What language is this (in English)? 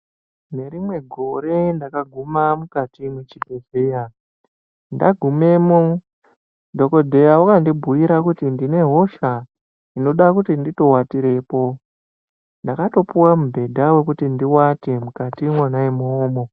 Ndau